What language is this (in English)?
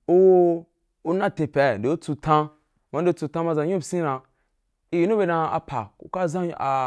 Wapan